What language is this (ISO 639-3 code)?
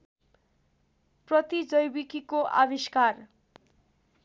nep